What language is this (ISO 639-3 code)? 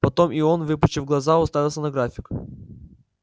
rus